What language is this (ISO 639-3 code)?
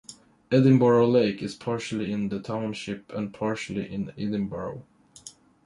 eng